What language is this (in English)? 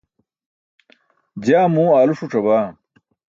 Burushaski